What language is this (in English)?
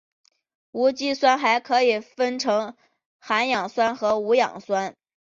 Chinese